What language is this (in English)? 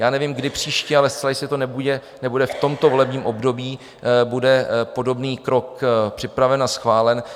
Czech